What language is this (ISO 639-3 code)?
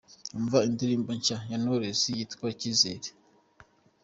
kin